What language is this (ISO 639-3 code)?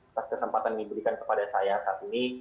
ind